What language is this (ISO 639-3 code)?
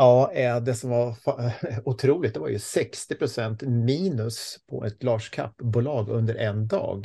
swe